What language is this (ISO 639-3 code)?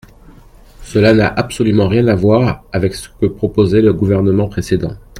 fra